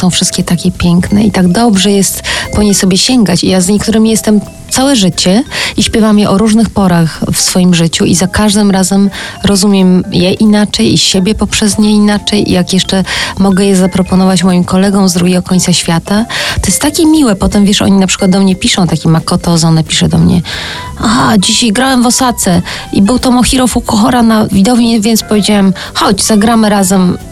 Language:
Polish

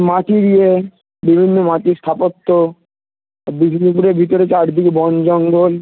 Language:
Bangla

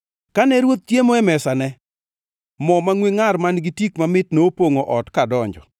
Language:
Luo (Kenya and Tanzania)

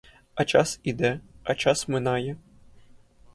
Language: Ukrainian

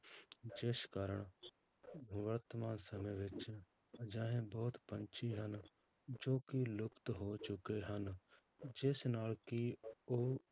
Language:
Punjabi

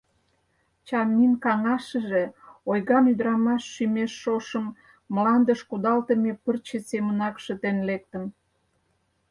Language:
Mari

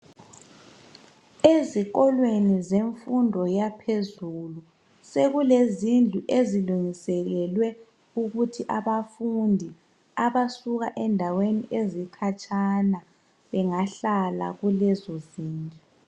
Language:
North Ndebele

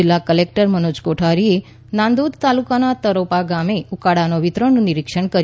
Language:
Gujarati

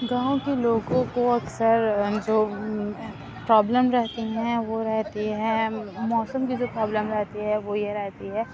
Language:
Urdu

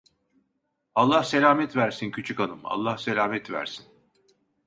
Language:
Turkish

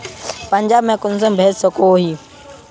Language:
Magahi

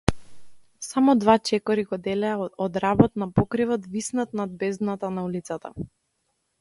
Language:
Macedonian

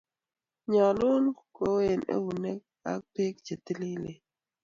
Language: Kalenjin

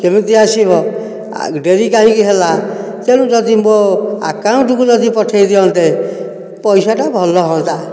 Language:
Odia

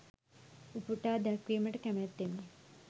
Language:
Sinhala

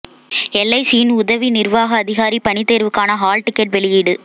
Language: Tamil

